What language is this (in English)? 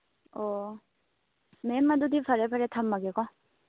Manipuri